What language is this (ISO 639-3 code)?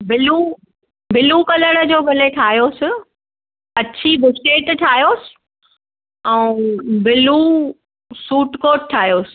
snd